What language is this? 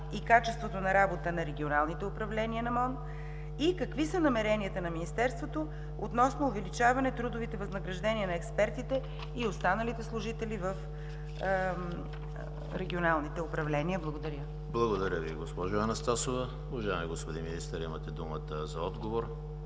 Bulgarian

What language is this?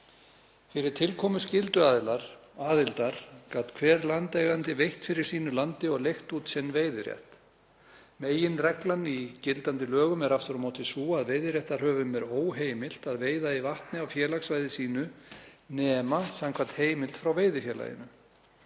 Icelandic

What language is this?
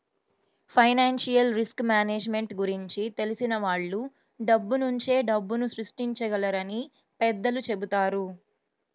Telugu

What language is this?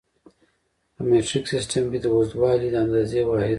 Pashto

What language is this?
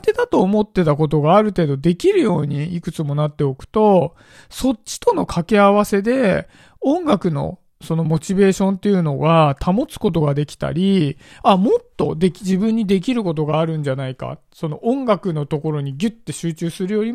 Japanese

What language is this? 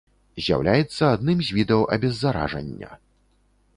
Belarusian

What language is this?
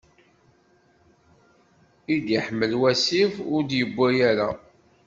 Kabyle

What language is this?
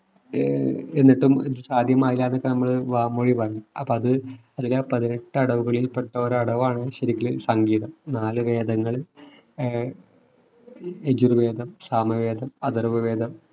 Malayalam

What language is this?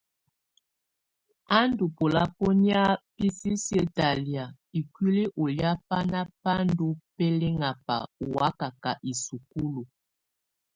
Tunen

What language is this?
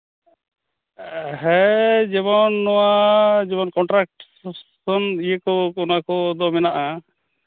Santali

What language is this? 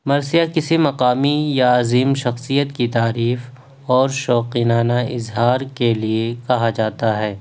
Urdu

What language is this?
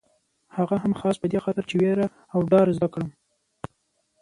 Pashto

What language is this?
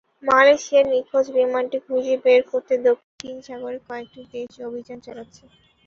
Bangla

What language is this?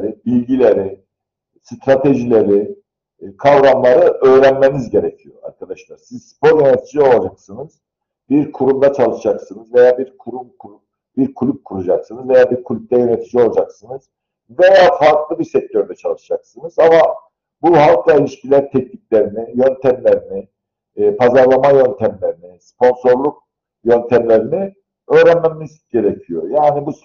Turkish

